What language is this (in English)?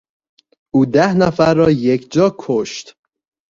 Persian